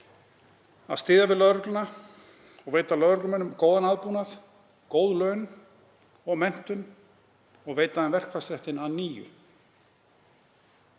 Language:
Icelandic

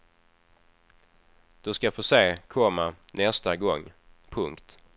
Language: Swedish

